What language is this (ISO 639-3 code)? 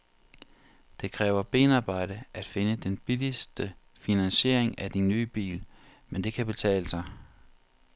dan